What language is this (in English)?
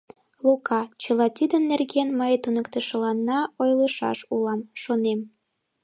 Mari